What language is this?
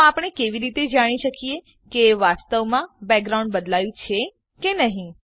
Gujarati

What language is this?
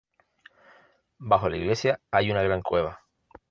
Spanish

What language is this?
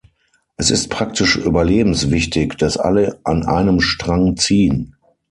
German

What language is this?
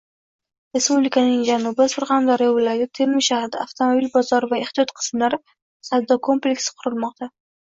Uzbek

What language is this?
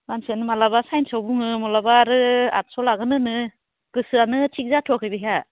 Bodo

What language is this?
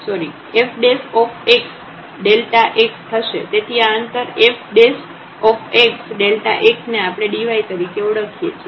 Gujarati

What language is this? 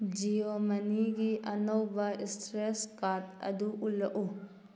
Manipuri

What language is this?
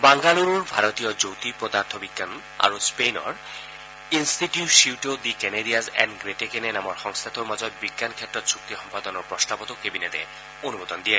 Assamese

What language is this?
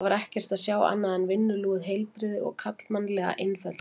Icelandic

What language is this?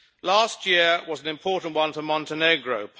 English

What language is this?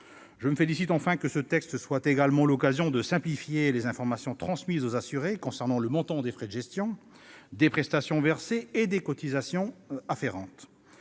French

